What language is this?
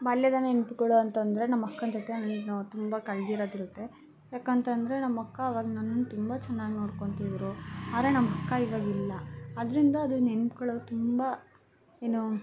Kannada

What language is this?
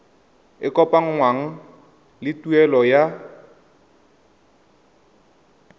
Tswana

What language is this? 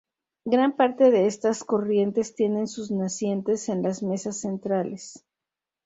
Spanish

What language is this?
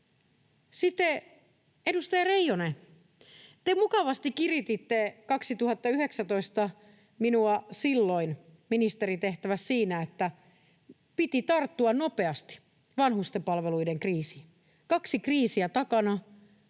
Finnish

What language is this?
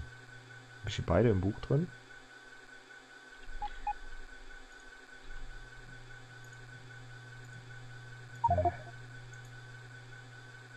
German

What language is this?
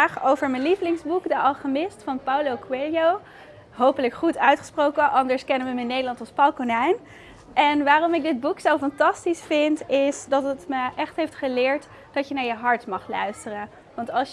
Dutch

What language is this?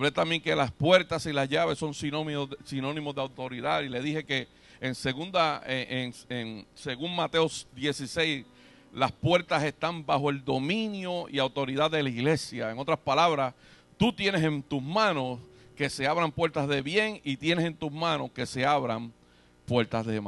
Spanish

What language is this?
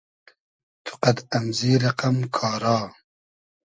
Hazaragi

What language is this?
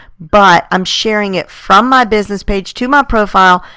English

